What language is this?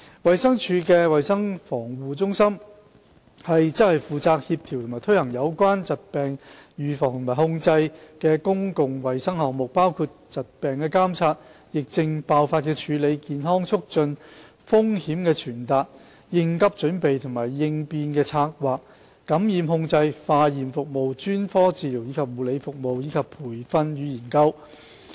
Cantonese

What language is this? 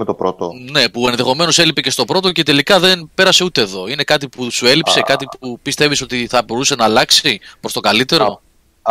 Greek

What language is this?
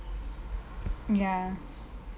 English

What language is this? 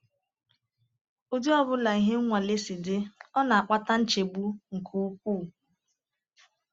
Igbo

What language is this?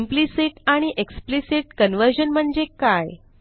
Marathi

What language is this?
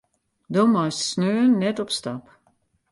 Western Frisian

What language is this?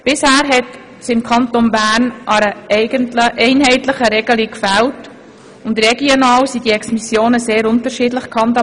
Swiss German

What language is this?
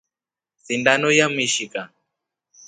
Rombo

